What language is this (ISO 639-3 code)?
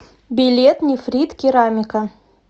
rus